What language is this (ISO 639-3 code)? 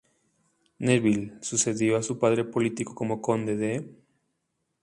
spa